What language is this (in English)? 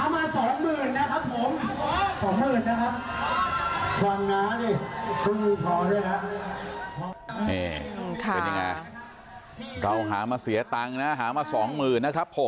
Thai